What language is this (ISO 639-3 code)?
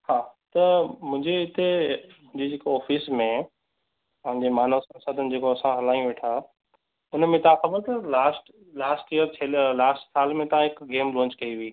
snd